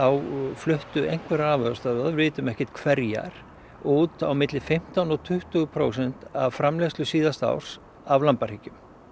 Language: Icelandic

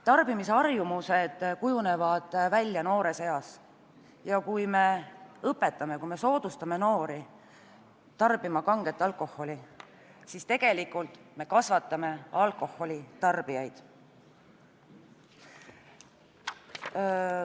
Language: Estonian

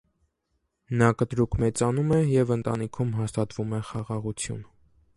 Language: Armenian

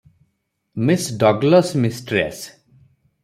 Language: Odia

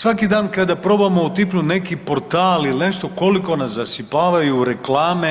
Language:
Croatian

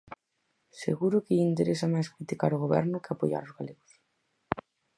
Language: Galician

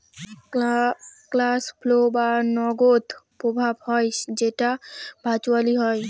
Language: Bangla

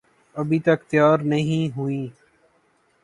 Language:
Urdu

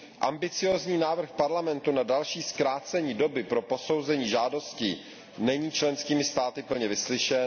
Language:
Czech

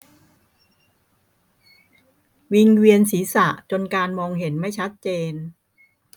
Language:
Thai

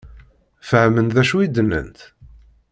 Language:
Kabyle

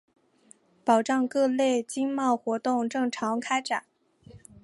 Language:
Chinese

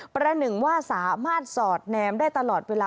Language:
Thai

